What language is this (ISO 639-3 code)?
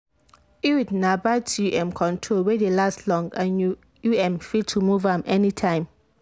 pcm